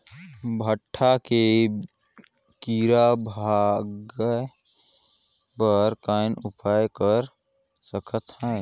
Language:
Chhattisgarhi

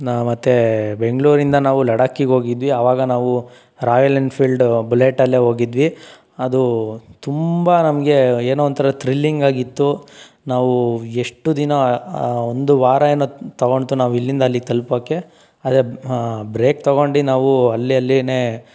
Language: Kannada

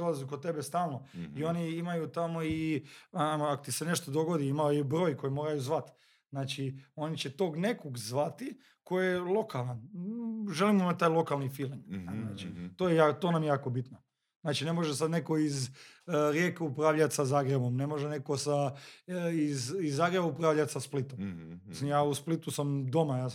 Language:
Croatian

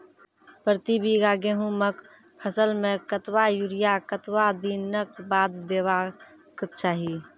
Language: Maithili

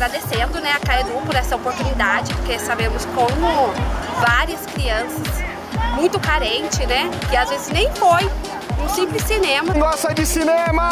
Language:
Portuguese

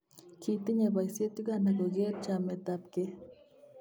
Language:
Kalenjin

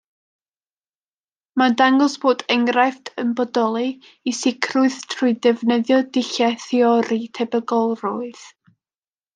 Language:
Welsh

